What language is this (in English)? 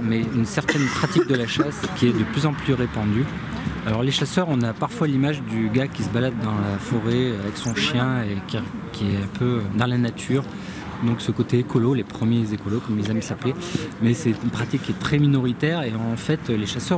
French